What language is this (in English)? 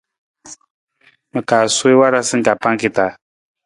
Nawdm